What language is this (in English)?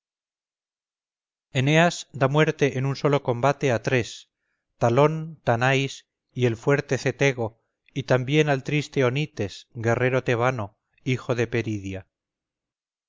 Spanish